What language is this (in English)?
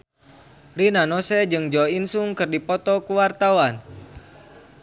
Sundanese